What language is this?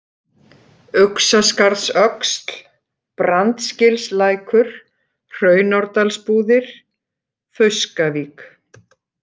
Icelandic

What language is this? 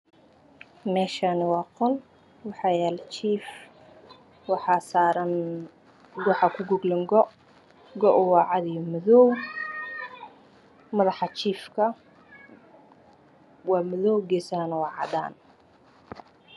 Somali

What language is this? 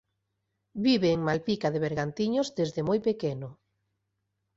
Galician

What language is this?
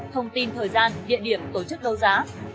Vietnamese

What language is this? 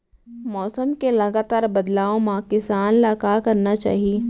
Chhattisgarhi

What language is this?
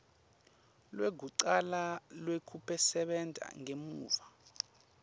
Swati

